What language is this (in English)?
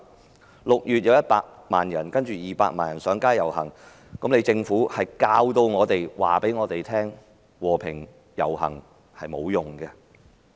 Cantonese